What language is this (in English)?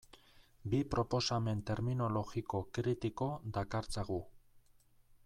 Basque